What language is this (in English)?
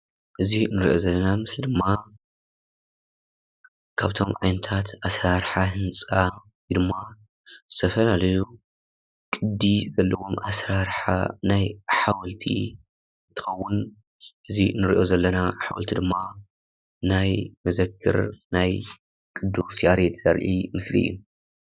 Tigrinya